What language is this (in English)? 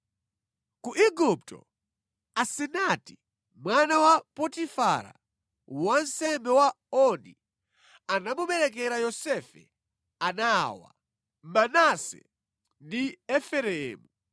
Nyanja